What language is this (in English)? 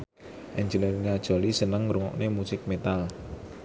Javanese